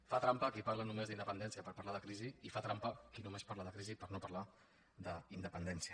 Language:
Catalan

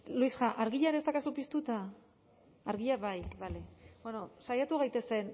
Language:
Basque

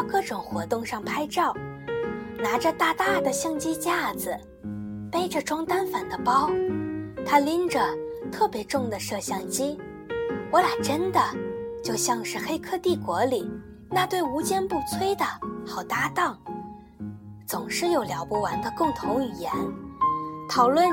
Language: Chinese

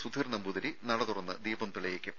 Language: Malayalam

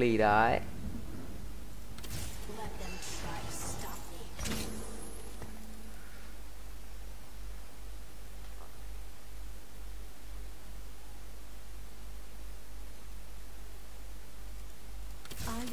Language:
Vietnamese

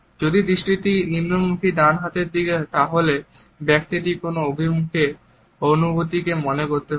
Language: Bangla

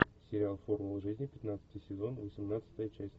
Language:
Russian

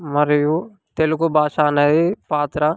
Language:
Telugu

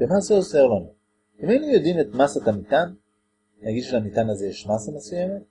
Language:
Hebrew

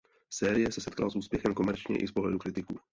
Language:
Czech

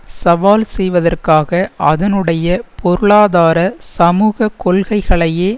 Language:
Tamil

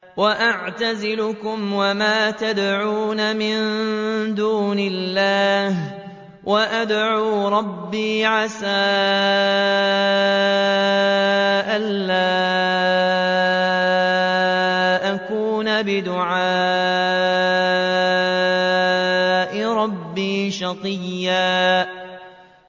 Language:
Arabic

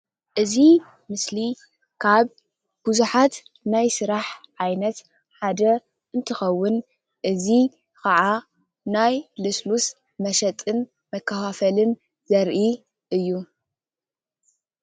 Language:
Tigrinya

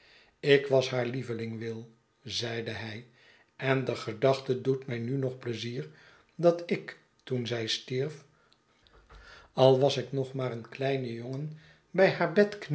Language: Dutch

